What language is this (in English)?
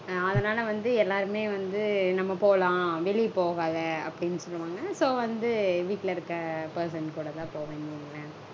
Tamil